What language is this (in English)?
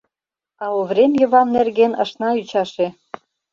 Mari